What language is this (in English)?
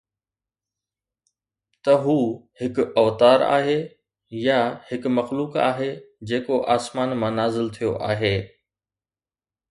Sindhi